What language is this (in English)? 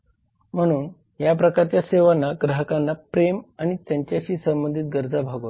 Marathi